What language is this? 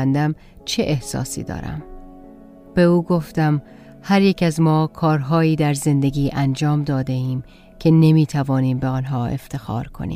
Persian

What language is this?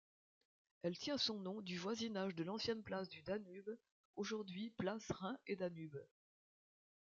French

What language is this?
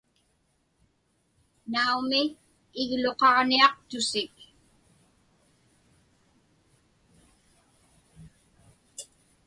Inupiaq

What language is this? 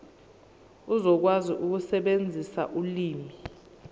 Zulu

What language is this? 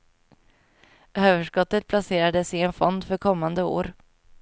Swedish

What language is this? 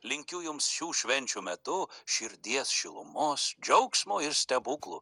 Lithuanian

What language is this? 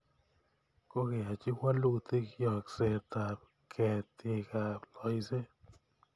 Kalenjin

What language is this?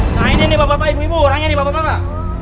Indonesian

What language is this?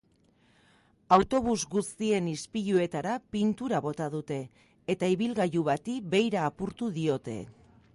Basque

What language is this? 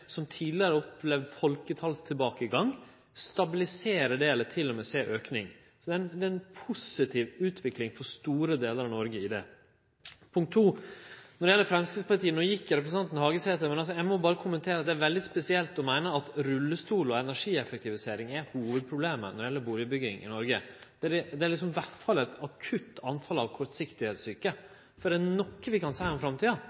Norwegian Nynorsk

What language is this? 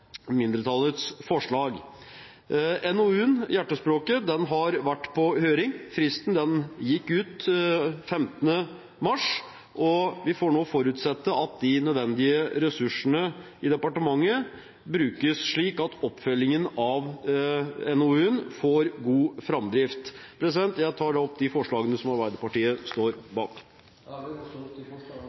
Norwegian Bokmål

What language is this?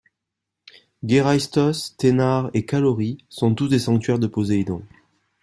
French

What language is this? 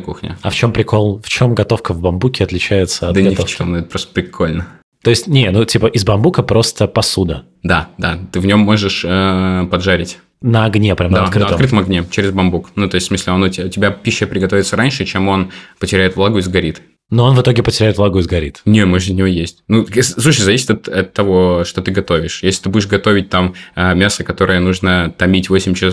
Russian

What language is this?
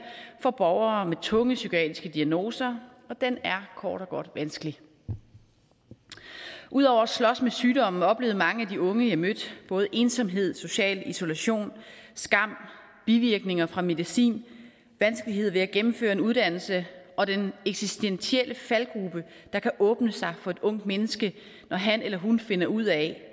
Danish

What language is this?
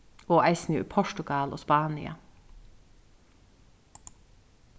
Faroese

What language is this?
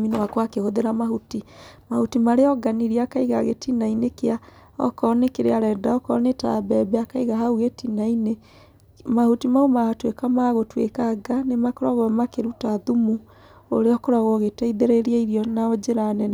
Kikuyu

